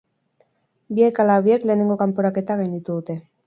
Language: Basque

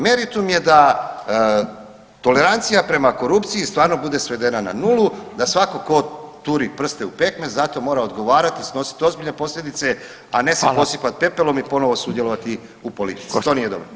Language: Croatian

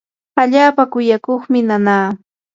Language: Yanahuanca Pasco Quechua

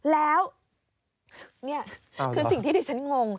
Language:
Thai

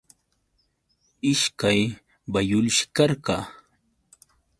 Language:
Yauyos Quechua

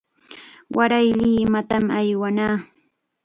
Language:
Chiquián Ancash Quechua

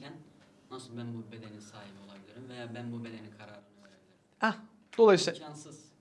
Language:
Turkish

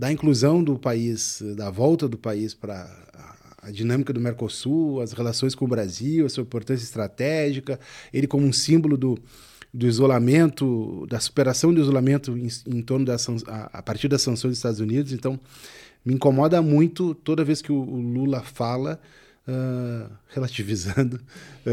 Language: Portuguese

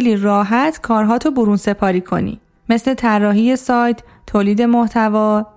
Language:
Persian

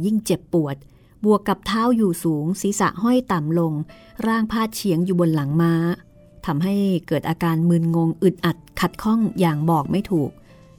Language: Thai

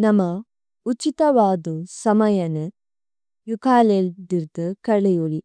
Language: Tulu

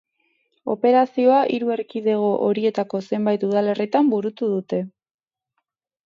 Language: Basque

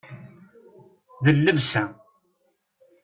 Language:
Kabyle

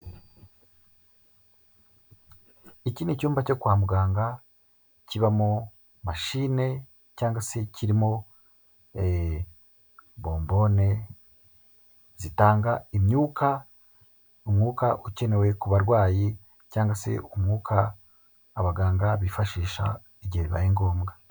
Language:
Kinyarwanda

